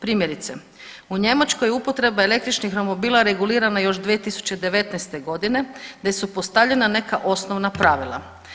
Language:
Croatian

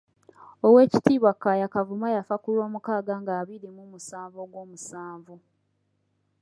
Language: Ganda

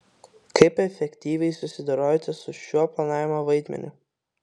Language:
Lithuanian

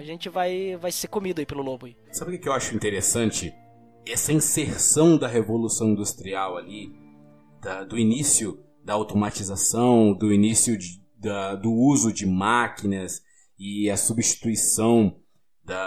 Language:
Portuguese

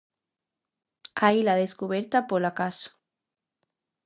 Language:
Galician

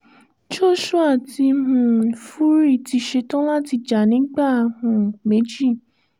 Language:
Yoruba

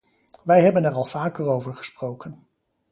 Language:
Dutch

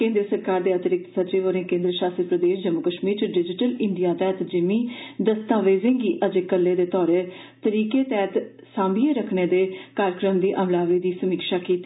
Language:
Dogri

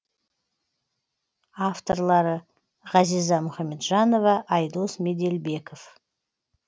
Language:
Kazakh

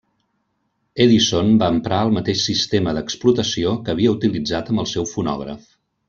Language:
Catalan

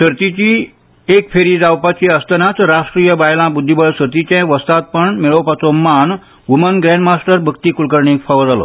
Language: Konkani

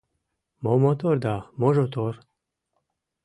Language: Mari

